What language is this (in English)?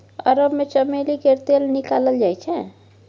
Maithili